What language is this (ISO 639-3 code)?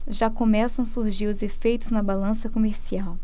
por